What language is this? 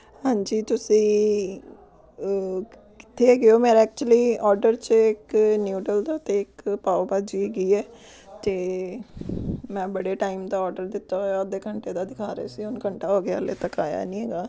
Punjabi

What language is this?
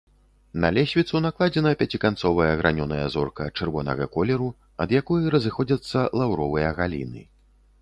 Belarusian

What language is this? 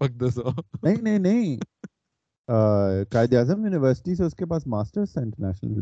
Urdu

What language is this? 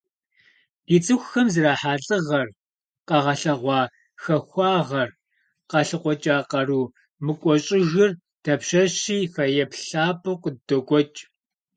Kabardian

